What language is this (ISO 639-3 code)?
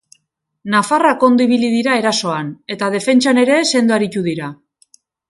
eus